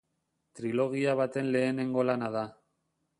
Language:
Basque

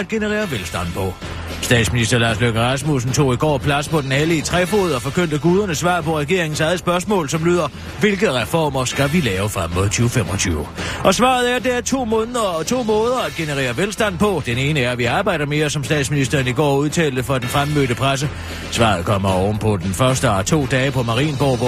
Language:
Danish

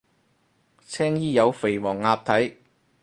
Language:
Cantonese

